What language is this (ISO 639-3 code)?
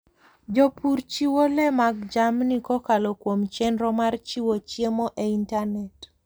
luo